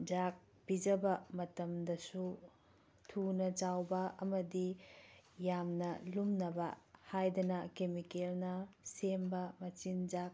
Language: Manipuri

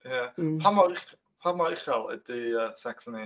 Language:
Welsh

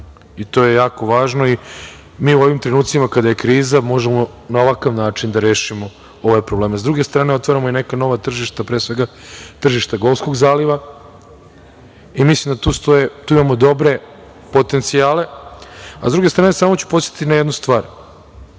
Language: Serbian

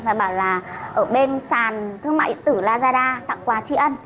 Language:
Vietnamese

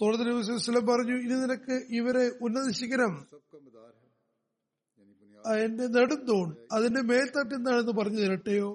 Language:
Malayalam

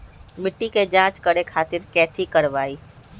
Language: Magahi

